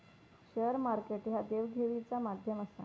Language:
Marathi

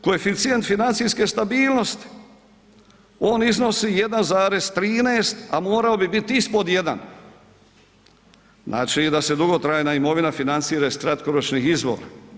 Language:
Croatian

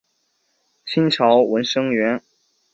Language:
Chinese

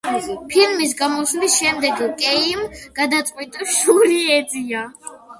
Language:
Georgian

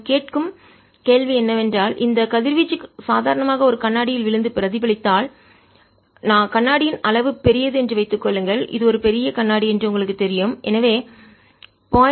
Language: Tamil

